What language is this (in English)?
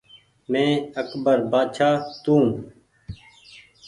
Goaria